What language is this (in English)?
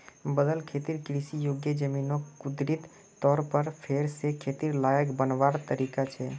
Magahi